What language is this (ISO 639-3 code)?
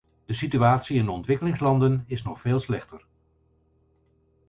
nld